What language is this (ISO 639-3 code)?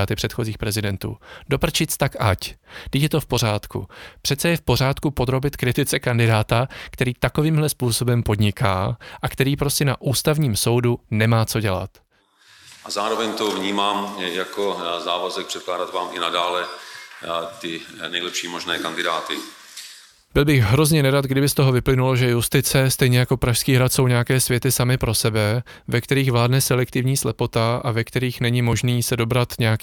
ces